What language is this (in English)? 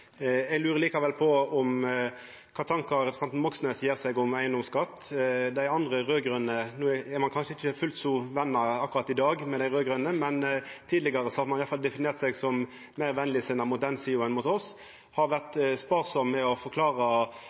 Norwegian Nynorsk